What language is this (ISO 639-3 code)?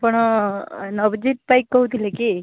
ori